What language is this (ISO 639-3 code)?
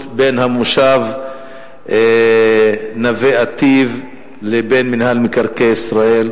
heb